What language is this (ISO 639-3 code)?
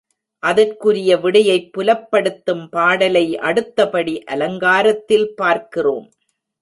tam